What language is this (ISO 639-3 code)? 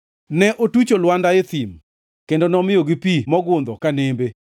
luo